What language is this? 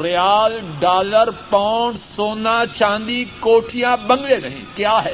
Urdu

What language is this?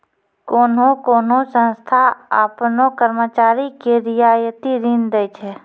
Maithili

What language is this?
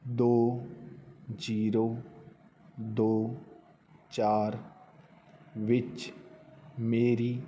Punjabi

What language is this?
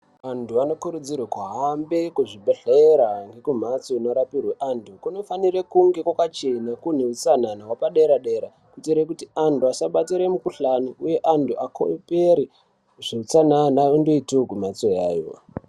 Ndau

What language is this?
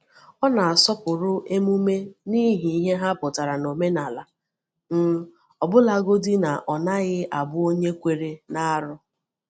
Igbo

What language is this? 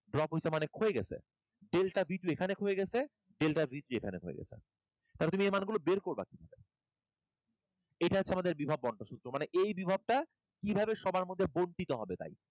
Bangla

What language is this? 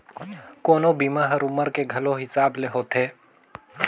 Chhattisgarhi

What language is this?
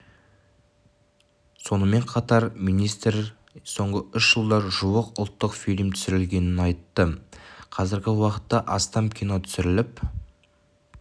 Kazakh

